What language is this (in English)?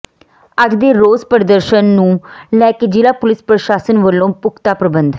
Punjabi